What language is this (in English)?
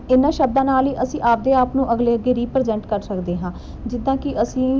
Punjabi